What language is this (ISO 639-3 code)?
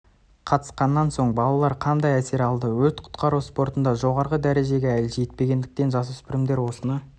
kaz